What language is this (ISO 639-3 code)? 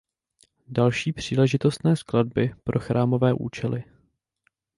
ces